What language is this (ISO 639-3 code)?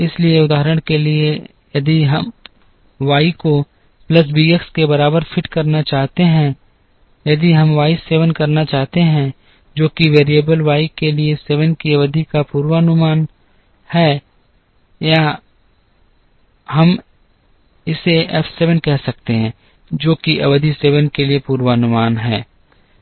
hin